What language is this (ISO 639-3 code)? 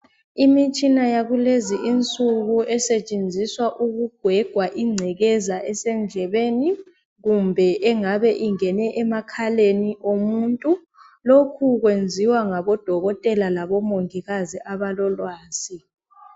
nde